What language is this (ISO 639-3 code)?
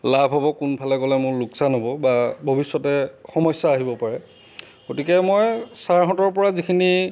asm